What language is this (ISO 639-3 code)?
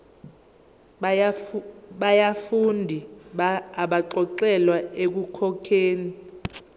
zul